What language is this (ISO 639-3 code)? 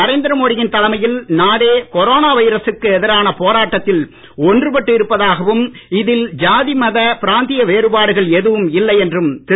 tam